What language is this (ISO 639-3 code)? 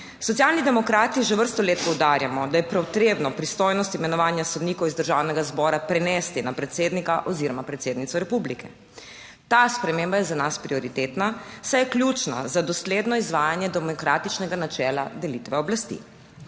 slv